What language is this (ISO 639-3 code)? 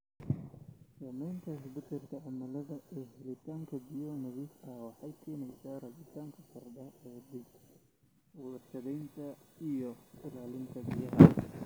som